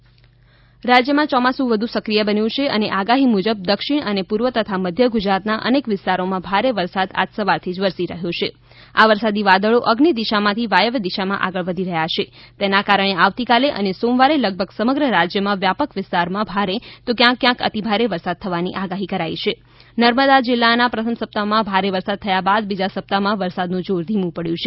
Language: Gujarati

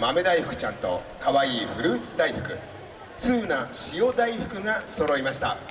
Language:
Japanese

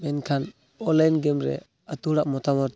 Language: Santali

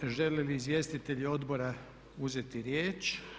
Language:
Croatian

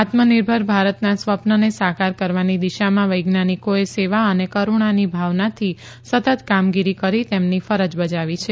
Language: Gujarati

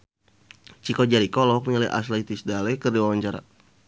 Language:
Sundanese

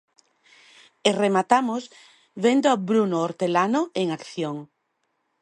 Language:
Galician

